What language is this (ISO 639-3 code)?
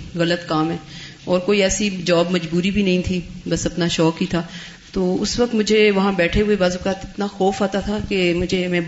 urd